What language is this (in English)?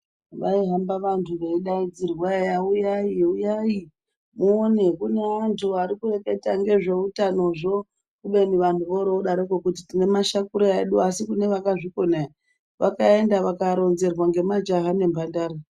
Ndau